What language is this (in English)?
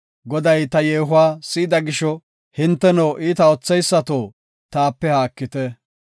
Gofa